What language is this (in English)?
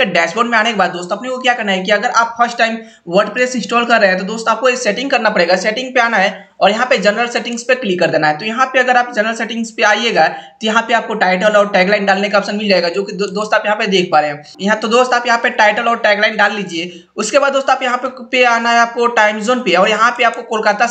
Hindi